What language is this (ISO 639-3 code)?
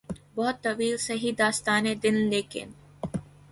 urd